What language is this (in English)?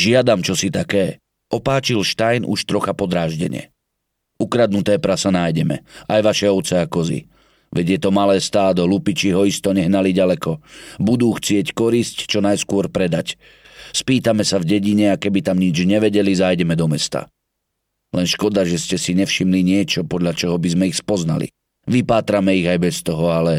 Slovak